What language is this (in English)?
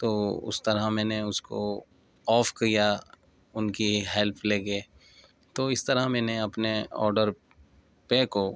Urdu